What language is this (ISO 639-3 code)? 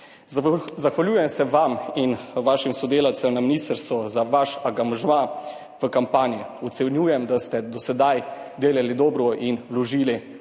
slv